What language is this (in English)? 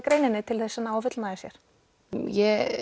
Icelandic